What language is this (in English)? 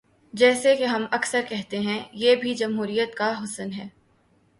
Urdu